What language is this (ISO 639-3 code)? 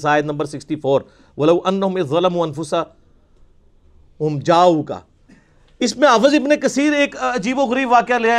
urd